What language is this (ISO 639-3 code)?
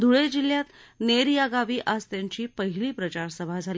mar